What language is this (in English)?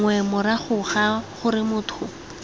Tswana